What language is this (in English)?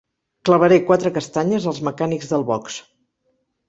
Catalan